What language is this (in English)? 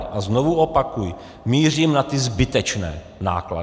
Czech